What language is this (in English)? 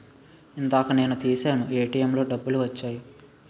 Telugu